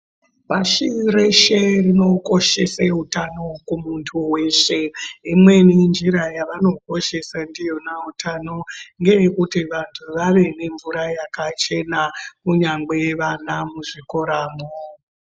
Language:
Ndau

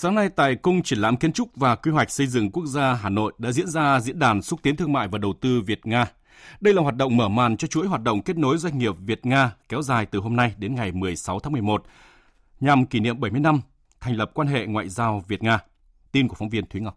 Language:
Vietnamese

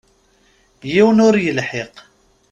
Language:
Kabyle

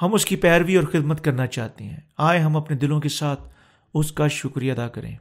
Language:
Urdu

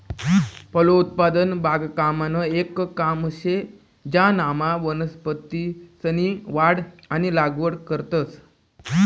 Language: Marathi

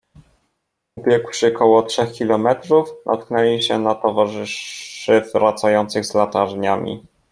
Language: Polish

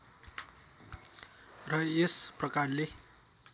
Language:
Nepali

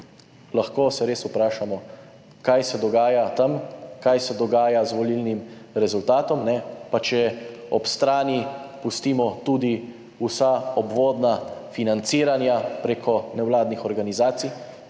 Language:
Slovenian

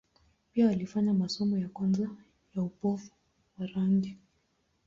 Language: Swahili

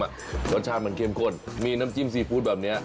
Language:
Thai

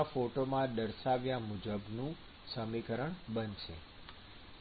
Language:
Gujarati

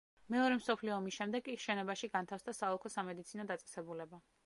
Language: Georgian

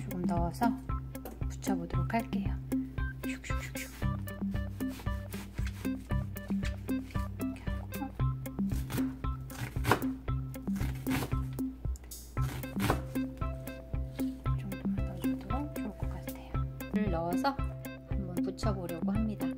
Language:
Korean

